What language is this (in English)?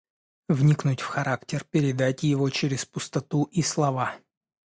Russian